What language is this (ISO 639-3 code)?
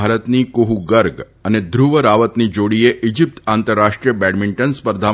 guj